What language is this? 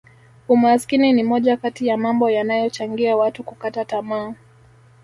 Swahili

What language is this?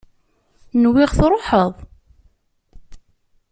Kabyle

